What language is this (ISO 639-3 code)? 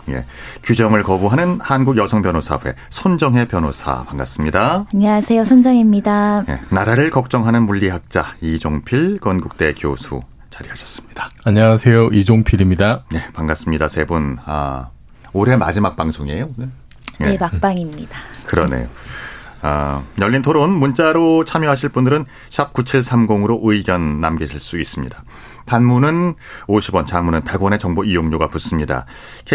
kor